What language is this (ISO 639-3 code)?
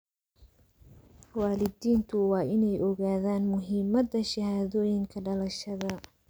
som